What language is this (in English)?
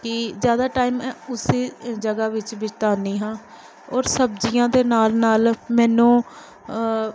Punjabi